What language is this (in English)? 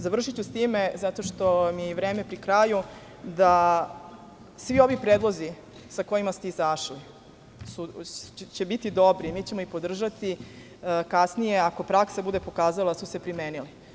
Serbian